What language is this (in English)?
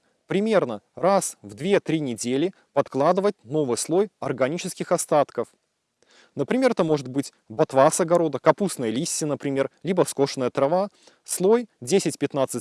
Russian